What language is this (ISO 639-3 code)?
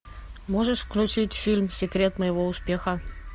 rus